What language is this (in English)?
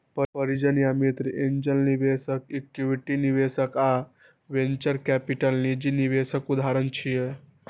Maithili